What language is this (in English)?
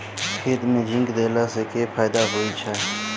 Maithili